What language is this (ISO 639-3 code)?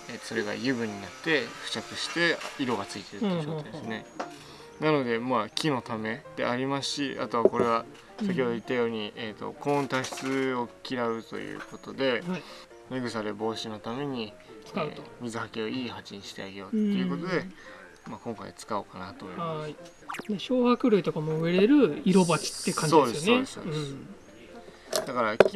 jpn